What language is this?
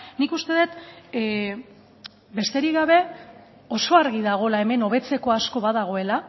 Basque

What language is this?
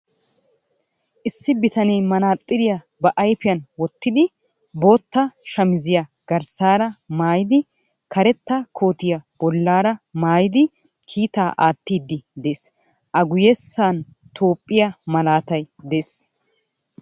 Wolaytta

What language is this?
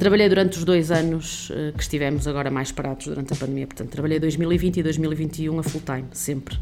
Portuguese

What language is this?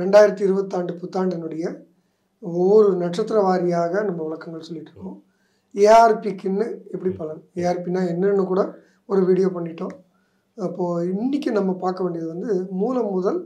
Tamil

